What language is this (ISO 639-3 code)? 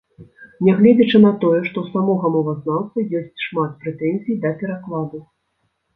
bel